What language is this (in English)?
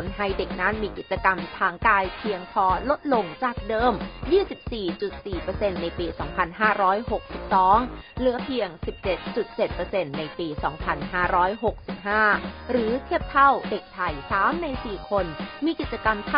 Thai